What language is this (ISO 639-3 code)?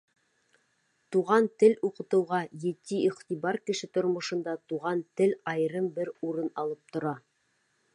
bak